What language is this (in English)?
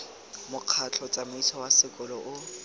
Tswana